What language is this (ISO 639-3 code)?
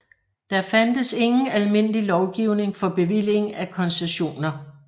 dan